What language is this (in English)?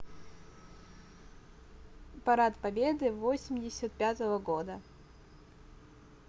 Russian